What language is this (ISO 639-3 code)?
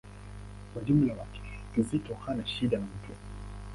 swa